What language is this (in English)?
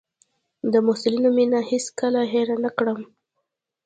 Pashto